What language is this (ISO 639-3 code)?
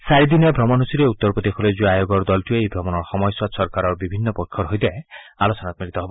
asm